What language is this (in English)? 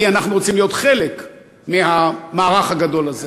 Hebrew